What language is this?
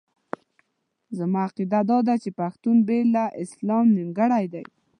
Pashto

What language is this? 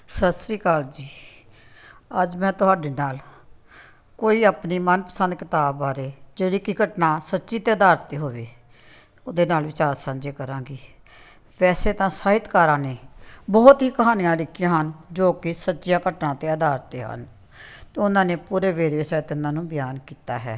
Punjabi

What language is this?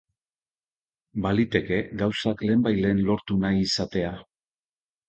Basque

